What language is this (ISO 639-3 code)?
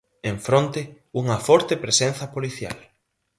glg